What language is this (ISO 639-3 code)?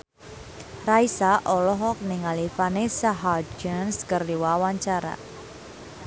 sun